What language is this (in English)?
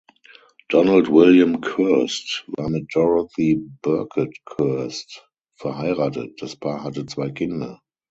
German